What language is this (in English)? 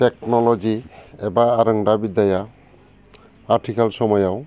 Bodo